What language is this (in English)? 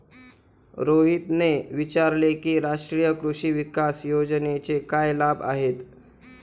Marathi